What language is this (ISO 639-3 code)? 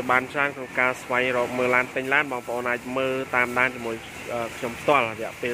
vie